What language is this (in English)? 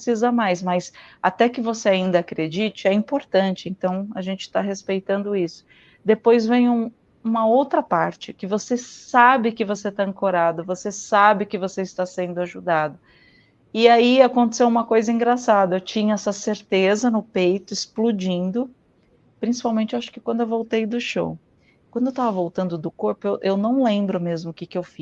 Portuguese